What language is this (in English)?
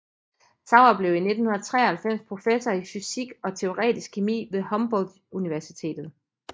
Danish